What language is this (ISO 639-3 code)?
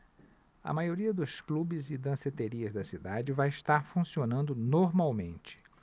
por